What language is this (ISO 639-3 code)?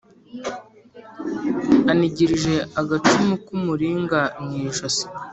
kin